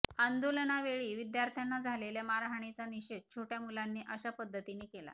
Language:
Marathi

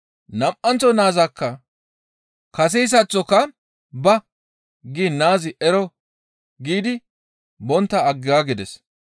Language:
Gamo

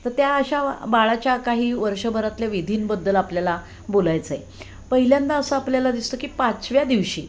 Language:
Marathi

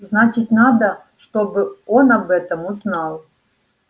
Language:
Russian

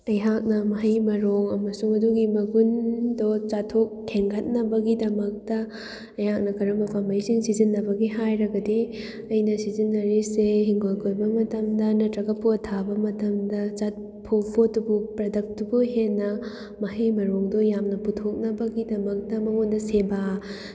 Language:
Manipuri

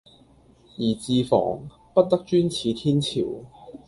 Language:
Cantonese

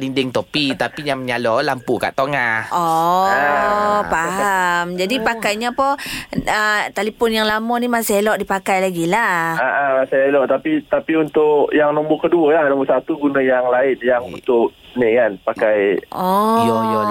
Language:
Malay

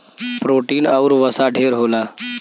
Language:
Bhojpuri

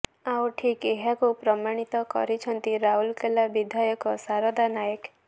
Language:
Odia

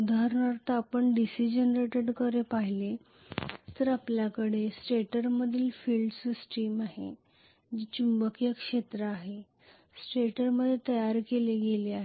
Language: Marathi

